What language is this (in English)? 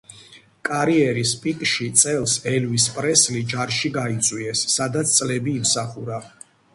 Georgian